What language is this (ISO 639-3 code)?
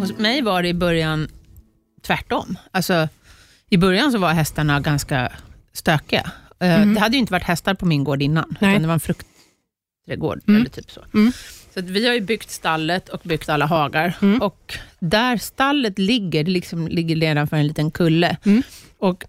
swe